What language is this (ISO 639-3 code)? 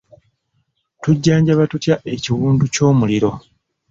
lug